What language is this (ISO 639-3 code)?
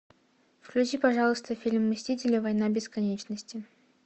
rus